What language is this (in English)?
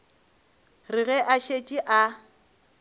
Northern Sotho